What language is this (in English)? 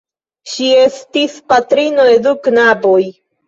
Esperanto